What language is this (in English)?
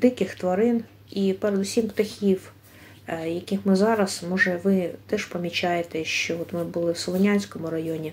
Ukrainian